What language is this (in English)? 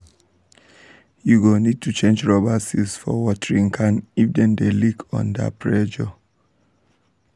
Nigerian Pidgin